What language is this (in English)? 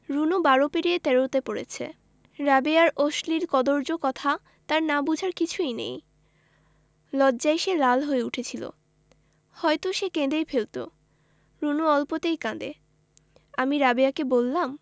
Bangla